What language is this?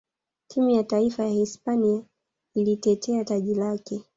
Swahili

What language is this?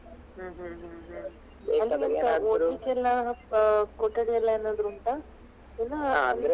Kannada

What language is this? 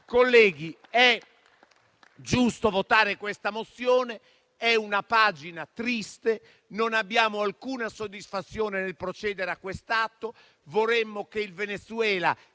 Italian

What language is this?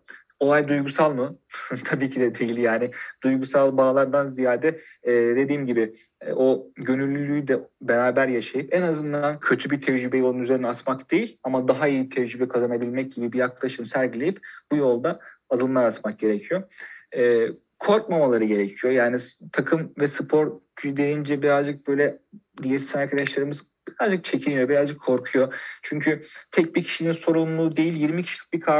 Turkish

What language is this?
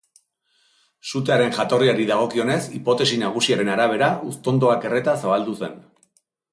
Basque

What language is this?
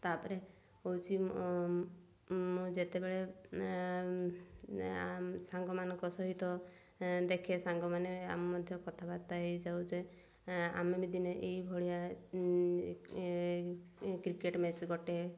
Odia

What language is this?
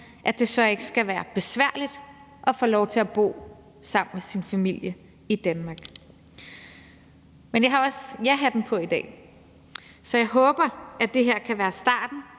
Danish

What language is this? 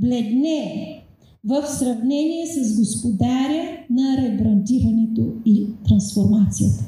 Bulgarian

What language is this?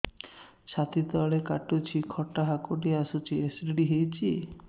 Odia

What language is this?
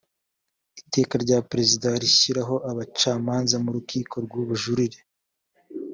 Kinyarwanda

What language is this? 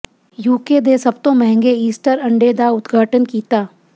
Punjabi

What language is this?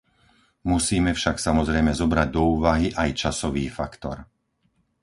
Slovak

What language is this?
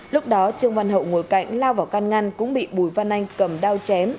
Vietnamese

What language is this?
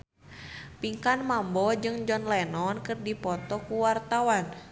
Sundanese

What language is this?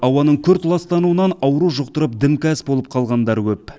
Kazakh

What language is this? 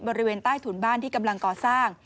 Thai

